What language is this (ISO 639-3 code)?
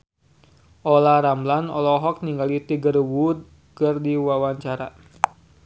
sun